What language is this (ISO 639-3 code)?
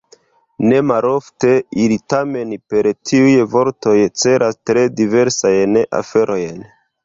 epo